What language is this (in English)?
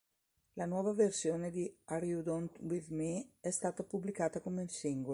Italian